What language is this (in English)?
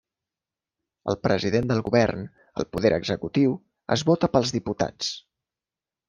Catalan